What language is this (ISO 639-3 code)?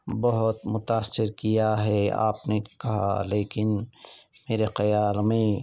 urd